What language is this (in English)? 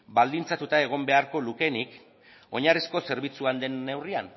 Basque